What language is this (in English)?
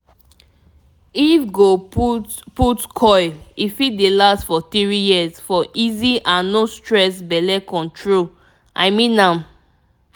Nigerian Pidgin